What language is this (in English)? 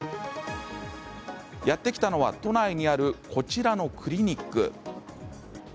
Japanese